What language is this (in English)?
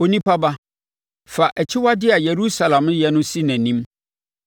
Akan